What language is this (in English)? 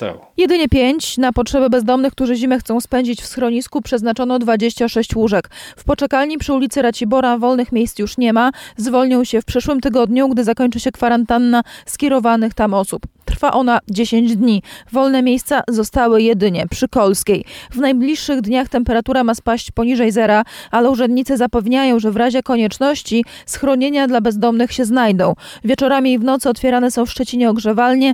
Polish